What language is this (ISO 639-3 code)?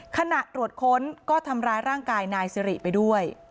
tha